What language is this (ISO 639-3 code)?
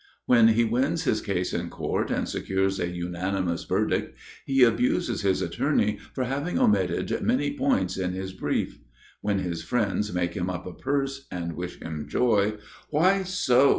eng